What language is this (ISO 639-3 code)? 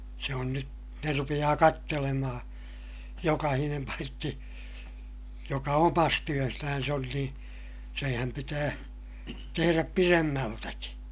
fin